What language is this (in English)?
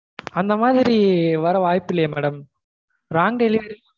Tamil